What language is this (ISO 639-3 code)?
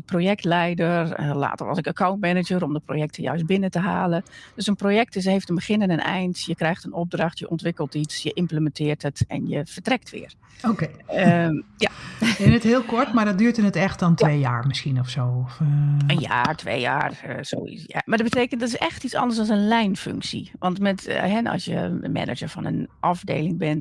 nld